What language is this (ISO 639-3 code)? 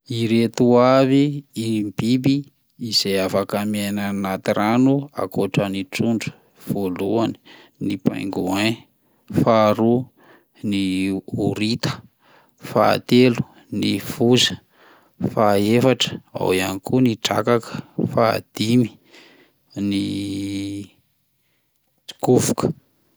mlg